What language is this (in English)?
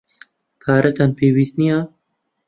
Central Kurdish